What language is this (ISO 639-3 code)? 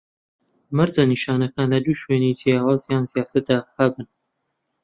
ckb